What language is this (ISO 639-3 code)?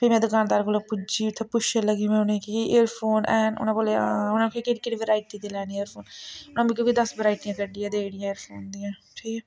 doi